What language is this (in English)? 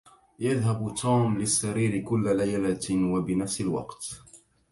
Arabic